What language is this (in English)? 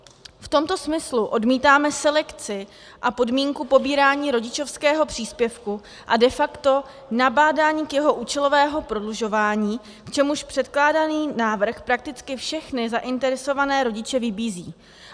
Czech